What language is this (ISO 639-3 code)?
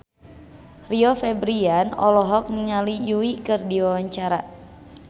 sun